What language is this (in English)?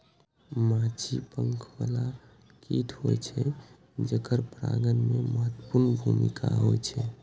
Maithili